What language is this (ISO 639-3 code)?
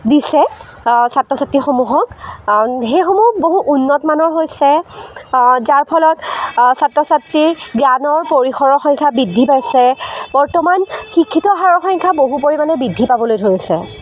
asm